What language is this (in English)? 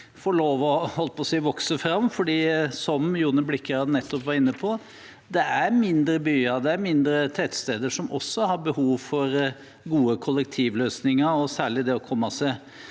Norwegian